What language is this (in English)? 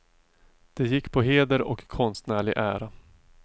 Swedish